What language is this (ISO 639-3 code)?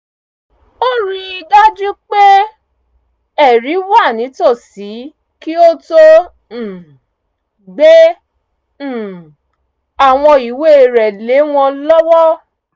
yor